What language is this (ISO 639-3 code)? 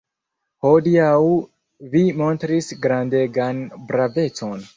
epo